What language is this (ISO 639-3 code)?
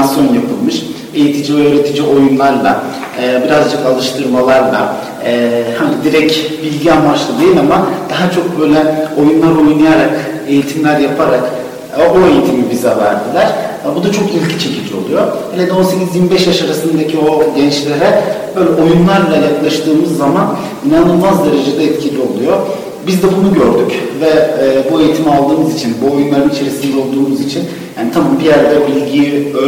tur